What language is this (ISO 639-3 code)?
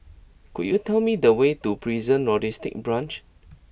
eng